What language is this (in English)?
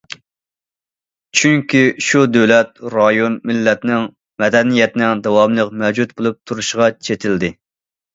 Uyghur